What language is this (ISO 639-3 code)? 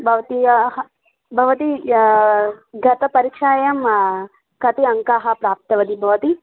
san